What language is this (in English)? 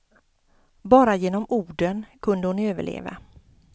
Swedish